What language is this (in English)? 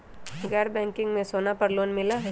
Magahi